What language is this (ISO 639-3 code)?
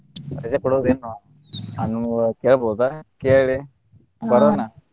kan